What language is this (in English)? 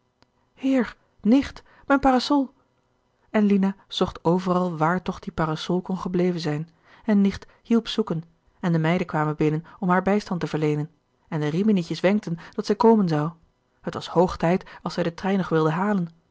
Dutch